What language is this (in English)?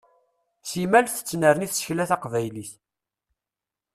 Kabyle